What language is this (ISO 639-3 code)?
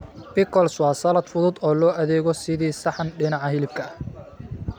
som